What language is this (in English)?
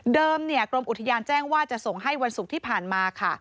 Thai